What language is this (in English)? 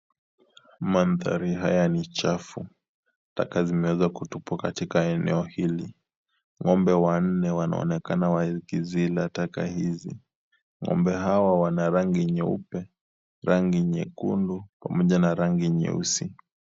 Swahili